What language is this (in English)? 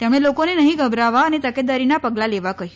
Gujarati